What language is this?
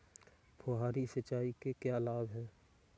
Hindi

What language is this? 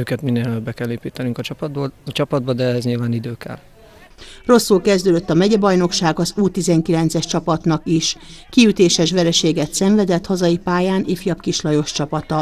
Hungarian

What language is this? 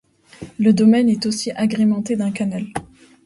French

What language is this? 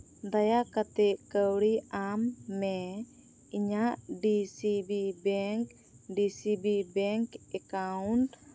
Santali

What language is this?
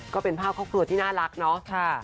Thai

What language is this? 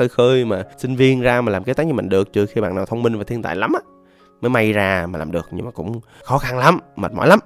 Vietnamese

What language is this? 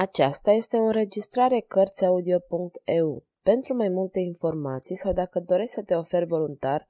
Romanian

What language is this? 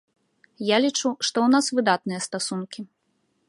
Belarusian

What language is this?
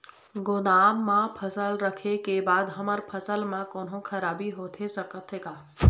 Chhattisgarhi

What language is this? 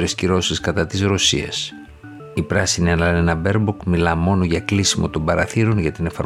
Greek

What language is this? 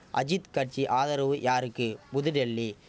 Tamil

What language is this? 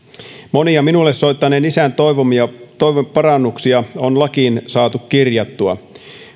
Finnish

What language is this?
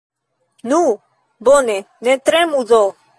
Esperanto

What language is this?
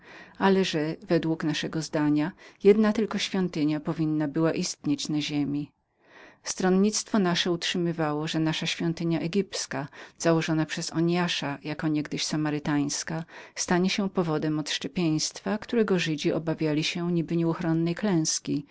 Polish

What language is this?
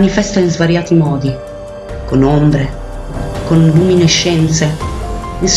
Italian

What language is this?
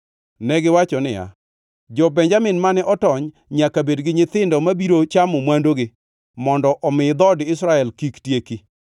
Luo (Kenya and Tanzania)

